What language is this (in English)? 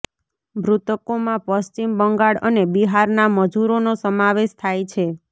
Gujarati